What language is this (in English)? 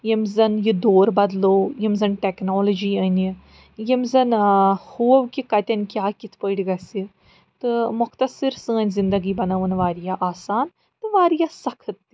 Kashmiri